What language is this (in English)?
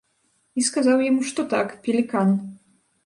Belarusian